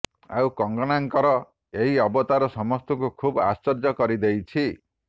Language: Odia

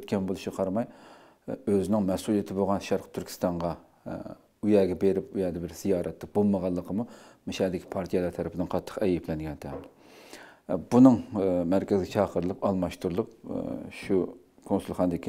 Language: Turkish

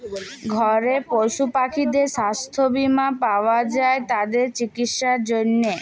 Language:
Bangla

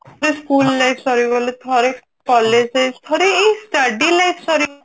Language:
Odia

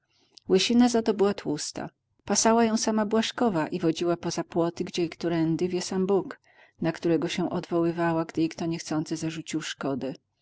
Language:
Polish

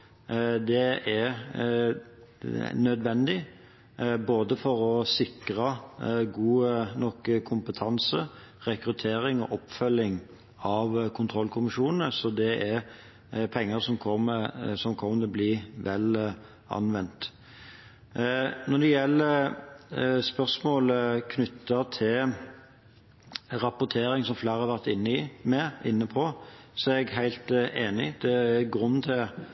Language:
Norwegian Bokmål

